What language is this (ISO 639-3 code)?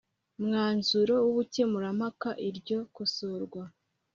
kin